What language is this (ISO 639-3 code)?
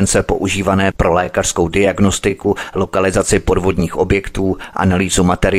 ces